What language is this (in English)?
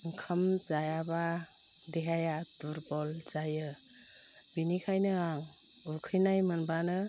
Bodo